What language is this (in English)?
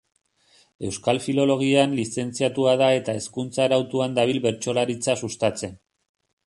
Basque